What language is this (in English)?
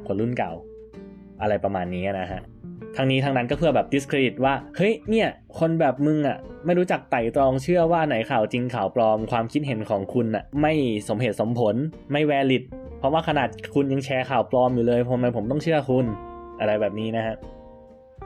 Thai